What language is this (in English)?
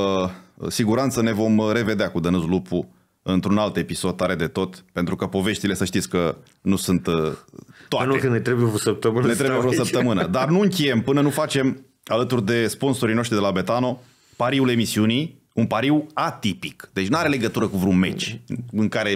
Romanian